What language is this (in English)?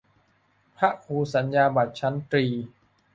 Thai